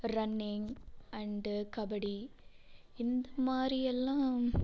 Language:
Tamil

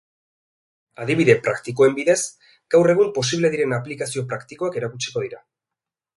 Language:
Basque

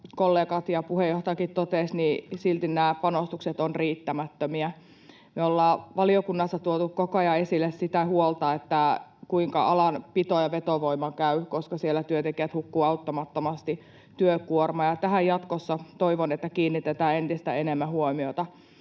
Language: Finnish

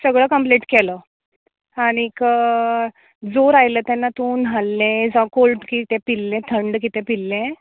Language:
Konkani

